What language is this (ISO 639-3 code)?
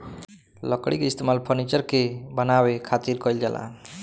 bho